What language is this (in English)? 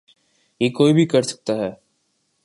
Urdu